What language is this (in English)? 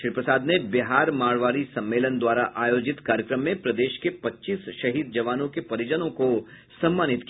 Hindi